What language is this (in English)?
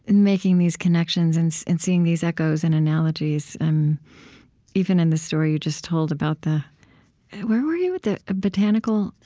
English